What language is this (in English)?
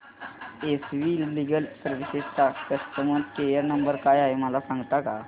Marathi